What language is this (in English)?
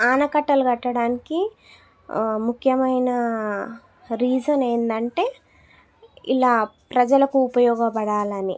Telugu